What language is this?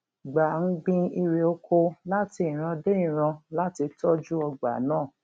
Yoruba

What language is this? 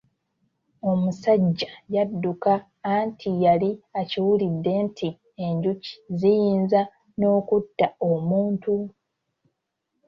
Ganda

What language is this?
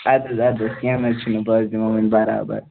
Kashmiri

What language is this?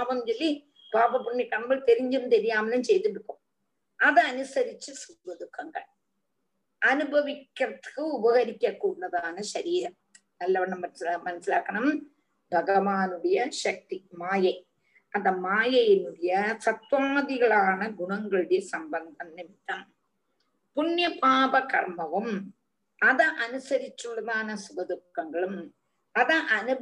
Tamil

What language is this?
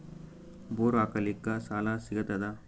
Kannada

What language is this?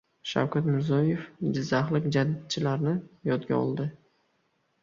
Uzbek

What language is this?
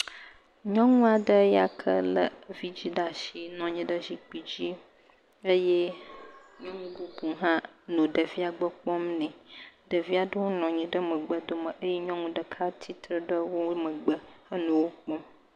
Ewe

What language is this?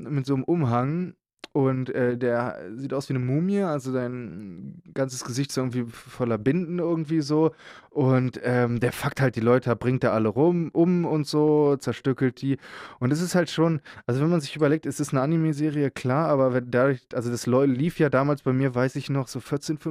German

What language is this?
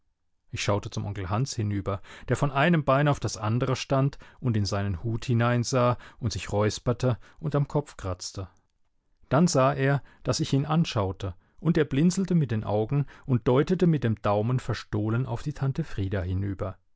German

